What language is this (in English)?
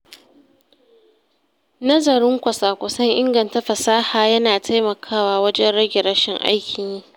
Hausa